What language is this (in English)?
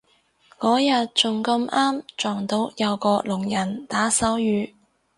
Cantonese